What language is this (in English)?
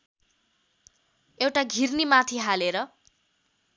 Nepali